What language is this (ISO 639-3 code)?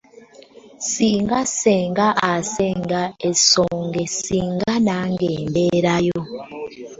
lug